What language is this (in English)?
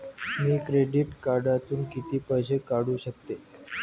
Marathi